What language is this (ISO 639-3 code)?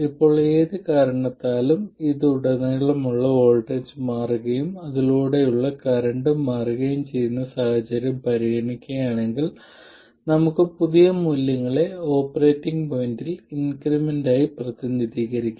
mal